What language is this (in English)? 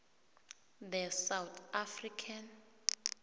South Ndebele